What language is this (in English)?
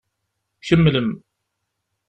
Kabyle